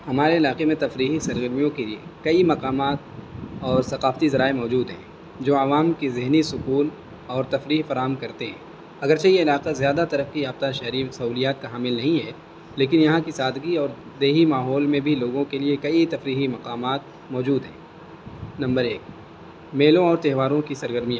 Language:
Urdu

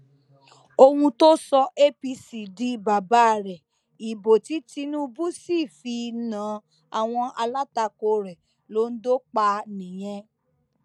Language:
Yoruba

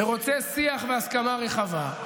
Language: Hebrew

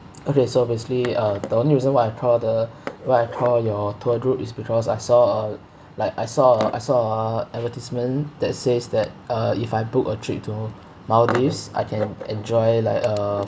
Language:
English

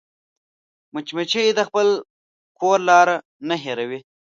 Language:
Pashto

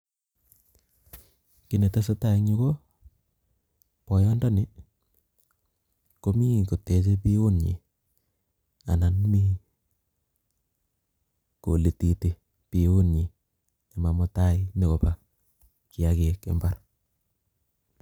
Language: Kalenjin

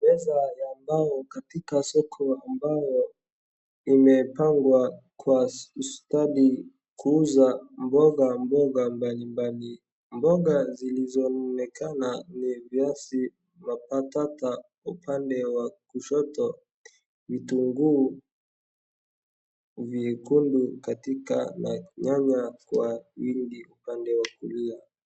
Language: Swahili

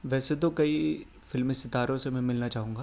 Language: Urdu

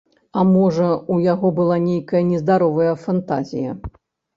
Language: Belarusian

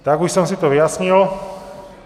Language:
Czech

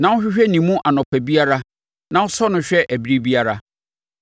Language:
Akan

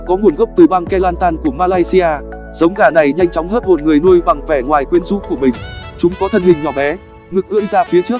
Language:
Vietnamese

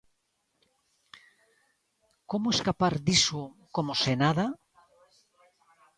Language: Galician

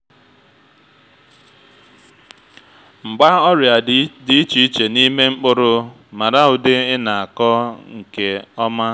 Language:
Igbo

